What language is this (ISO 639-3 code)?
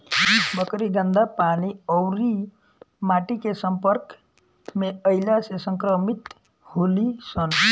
bho